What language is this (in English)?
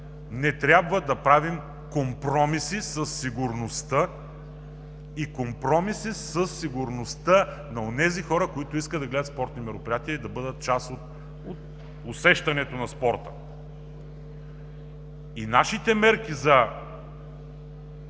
Bulgarian